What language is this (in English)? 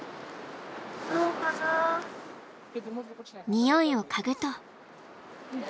Japanese